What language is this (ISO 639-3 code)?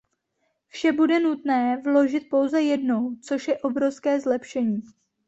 ces